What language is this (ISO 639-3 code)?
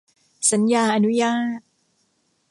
tha